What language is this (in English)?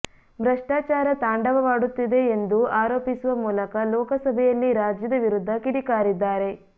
Kannada